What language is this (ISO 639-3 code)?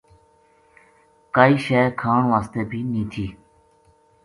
gju